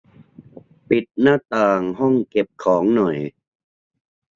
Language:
Thai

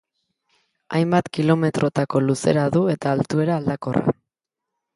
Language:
Basque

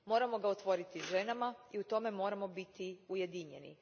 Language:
Croatian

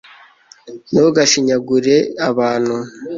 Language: Kinyarwanda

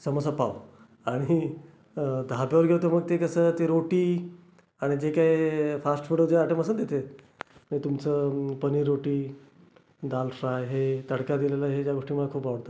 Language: Marathi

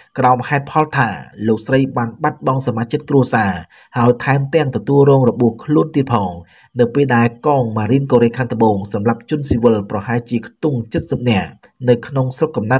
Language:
Thai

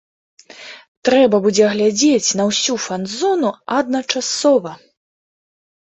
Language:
Belarusian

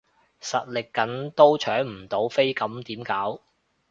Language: Cantonese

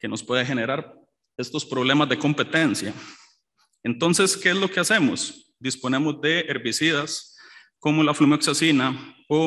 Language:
Spanish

